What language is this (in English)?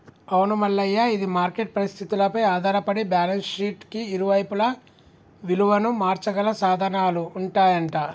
Telugu